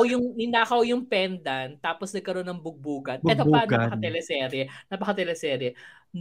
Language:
Filipino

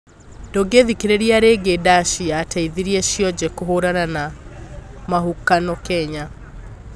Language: Kikuyu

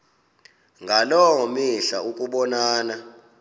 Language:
Xhosa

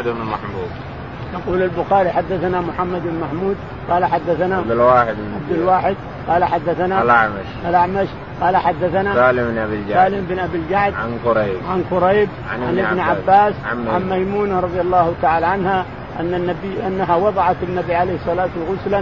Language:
Arabic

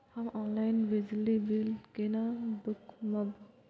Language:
Maithili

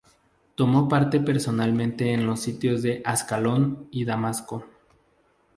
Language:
Spanish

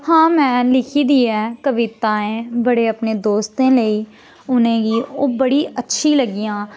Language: Dogri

